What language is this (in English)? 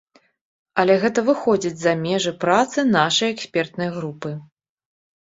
Belarusian